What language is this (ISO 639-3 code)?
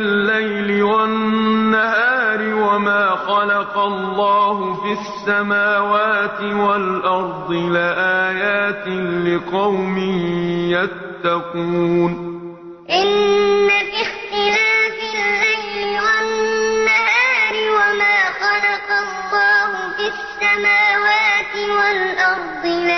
ara